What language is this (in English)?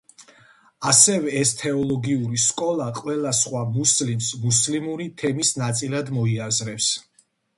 Georgian